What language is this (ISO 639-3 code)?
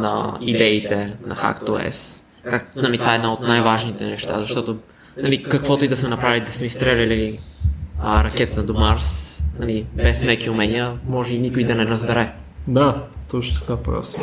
bul